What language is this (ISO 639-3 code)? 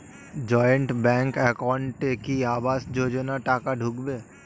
ben